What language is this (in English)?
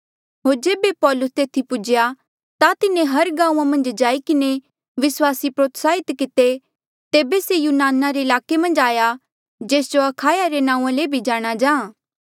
Mandeali